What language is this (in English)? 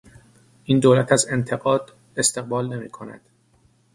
Persian